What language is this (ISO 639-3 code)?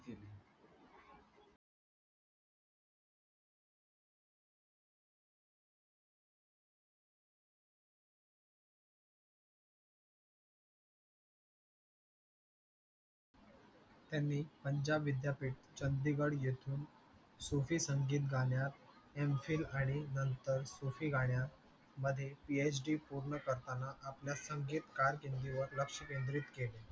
mar